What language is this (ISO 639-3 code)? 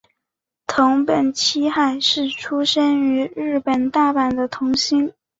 zho